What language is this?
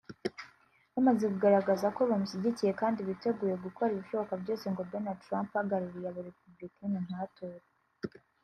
Kinyarwanda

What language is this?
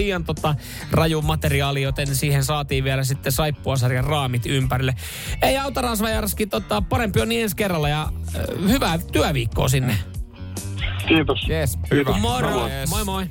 Finnish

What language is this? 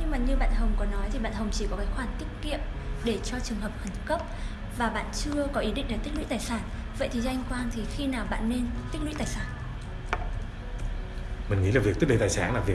Vietnamese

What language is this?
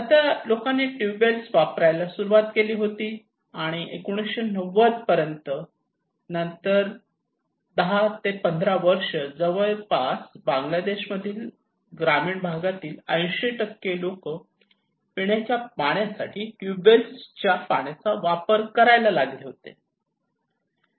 Marathi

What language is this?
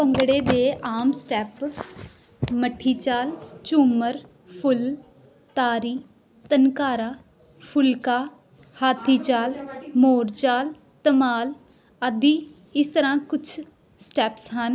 Punjabi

